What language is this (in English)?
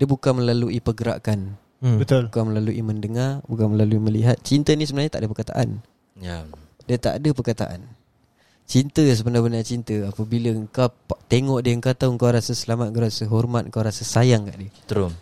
Malay